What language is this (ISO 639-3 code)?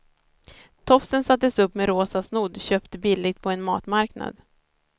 swe